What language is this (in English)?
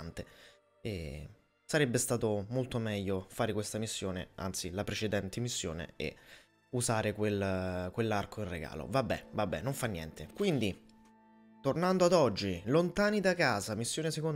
Italian